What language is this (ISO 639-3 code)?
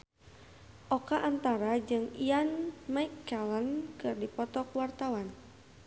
sun